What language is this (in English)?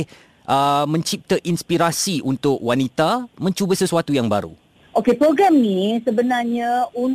Malay